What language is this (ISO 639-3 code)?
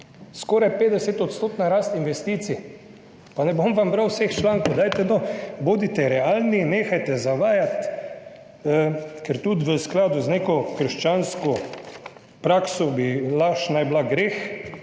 slv